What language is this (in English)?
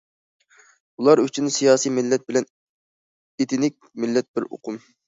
Uyghur